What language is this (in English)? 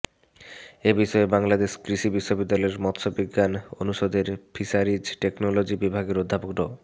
Bangla